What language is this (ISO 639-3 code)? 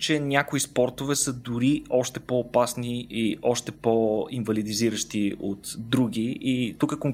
bul